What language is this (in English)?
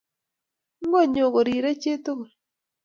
Kalenjin